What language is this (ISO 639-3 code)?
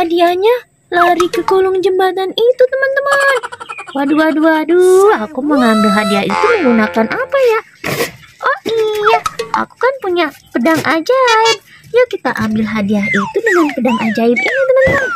ind